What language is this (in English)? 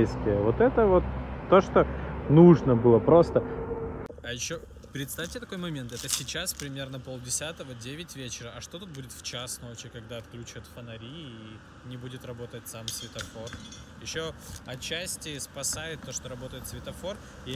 Russian